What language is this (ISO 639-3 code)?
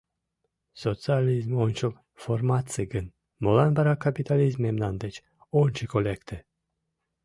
chm